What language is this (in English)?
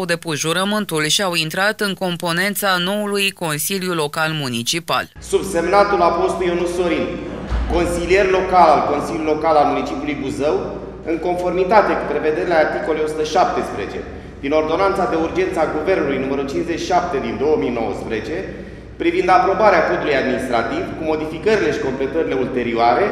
Romanian